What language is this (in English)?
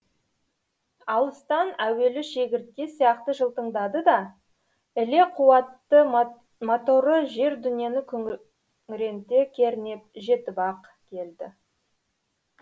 Kazakh